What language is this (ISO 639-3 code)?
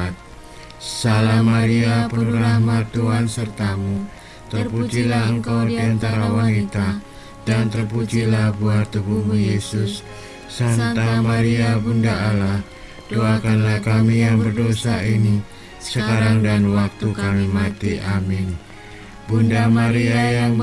ind